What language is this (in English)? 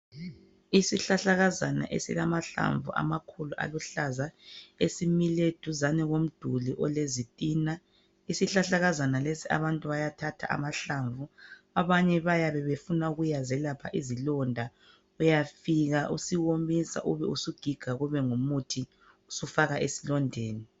North Ndebele